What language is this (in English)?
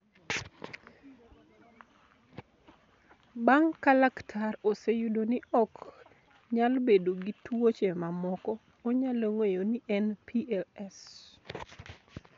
Luo (Kenya and Tanzania)